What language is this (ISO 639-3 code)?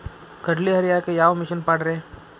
kan